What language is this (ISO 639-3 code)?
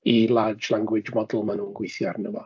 cym